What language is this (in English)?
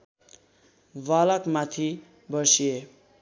Nepali